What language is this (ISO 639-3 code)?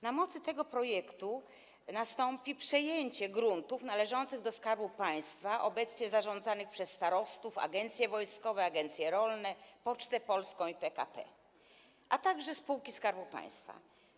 pol